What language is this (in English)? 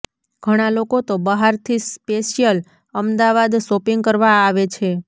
Gujarati